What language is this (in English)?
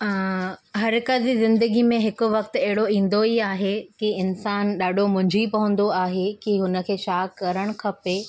Sindhi